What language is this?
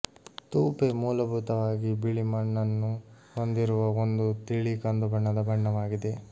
Kannada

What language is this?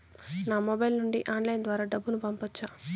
Telugu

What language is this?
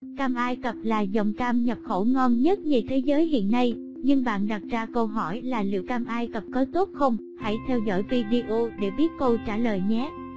Vietnamese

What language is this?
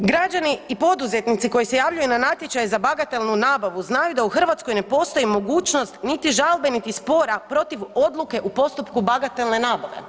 Croatian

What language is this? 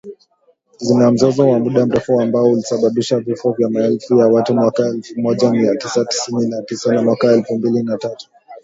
Swahili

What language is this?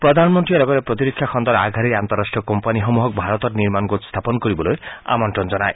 Assamese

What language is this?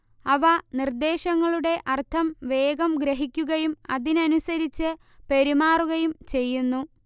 Malayalam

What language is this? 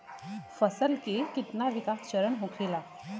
Bhojpuri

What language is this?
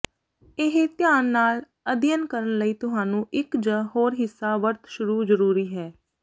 Punjabi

